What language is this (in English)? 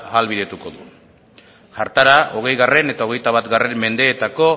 Basque